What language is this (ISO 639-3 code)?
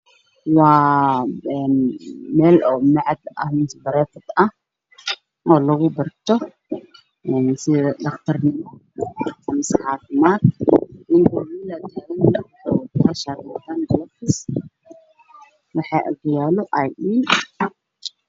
som